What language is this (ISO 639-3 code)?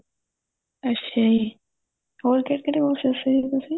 pan